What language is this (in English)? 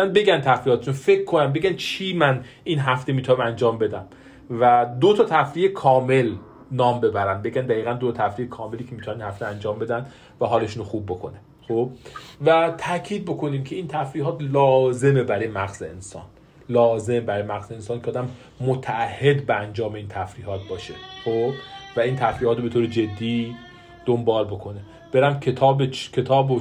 Persian